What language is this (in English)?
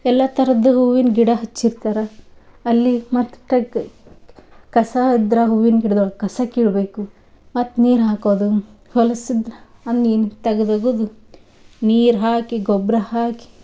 Kannada